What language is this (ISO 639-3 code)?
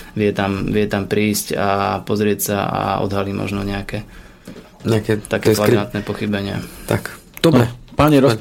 slk